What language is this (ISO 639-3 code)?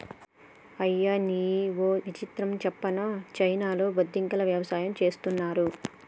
tel